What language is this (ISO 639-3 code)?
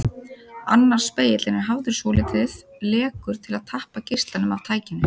isl